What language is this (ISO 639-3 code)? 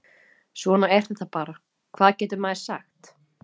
isl